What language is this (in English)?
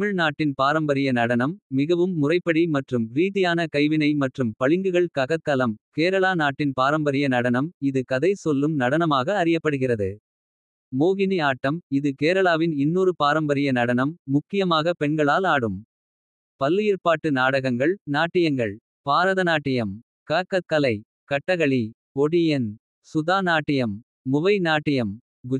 Kota (India)